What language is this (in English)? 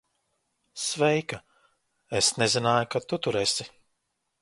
Latvian